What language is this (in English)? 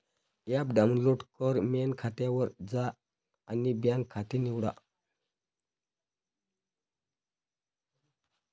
Marathi